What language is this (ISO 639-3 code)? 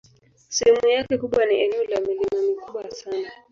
swa